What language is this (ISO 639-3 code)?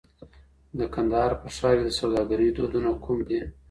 pus